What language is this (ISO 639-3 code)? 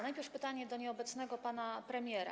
pol